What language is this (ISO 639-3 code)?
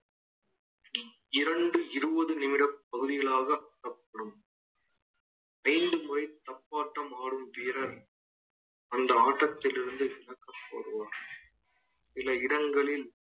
tam